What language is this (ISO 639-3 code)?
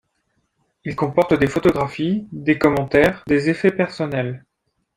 fra